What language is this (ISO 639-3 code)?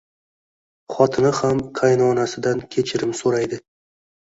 uzb